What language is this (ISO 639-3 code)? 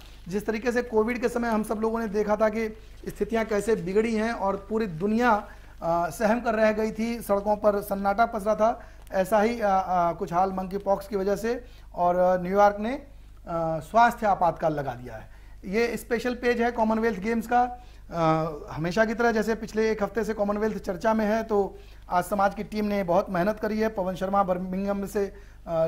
hin